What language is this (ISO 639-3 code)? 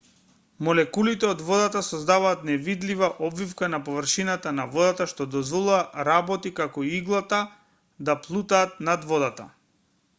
mkd